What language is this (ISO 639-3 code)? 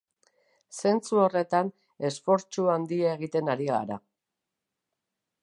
eus